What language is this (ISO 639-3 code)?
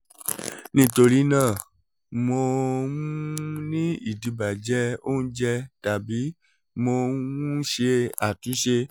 yor